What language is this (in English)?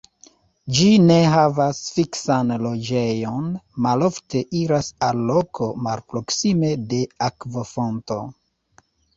Esperanto